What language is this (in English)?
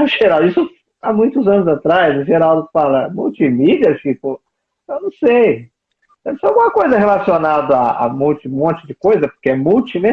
Portuguese